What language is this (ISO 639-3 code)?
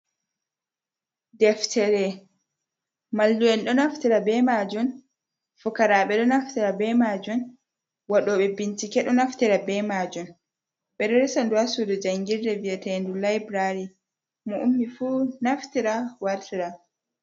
ful